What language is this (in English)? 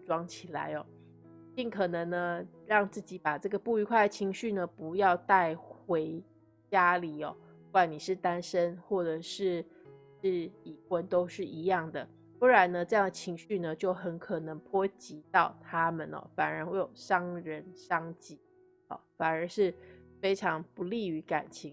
Chinese